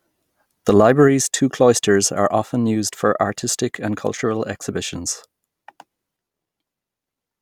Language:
English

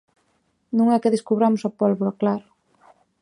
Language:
Galician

